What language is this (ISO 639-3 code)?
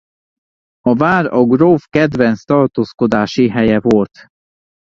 hun